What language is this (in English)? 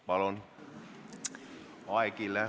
Estonian